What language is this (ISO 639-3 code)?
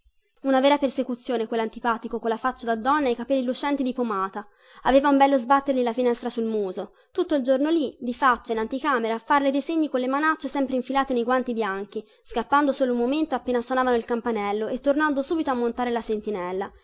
ita